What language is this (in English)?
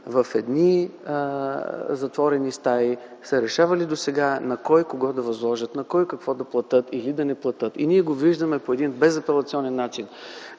Bulgarian